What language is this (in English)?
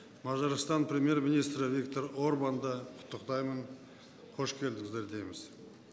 Kazakh